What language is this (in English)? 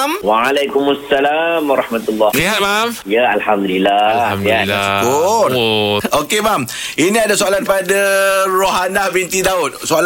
Malay